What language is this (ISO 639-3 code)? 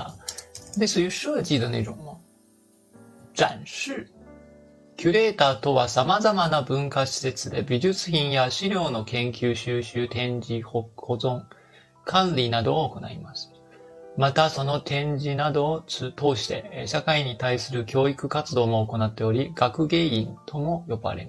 zho